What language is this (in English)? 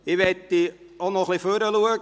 Swiss German